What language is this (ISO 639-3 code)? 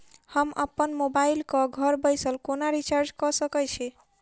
mai